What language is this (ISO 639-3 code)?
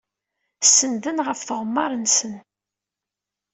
kab